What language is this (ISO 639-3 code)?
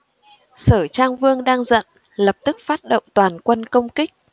vie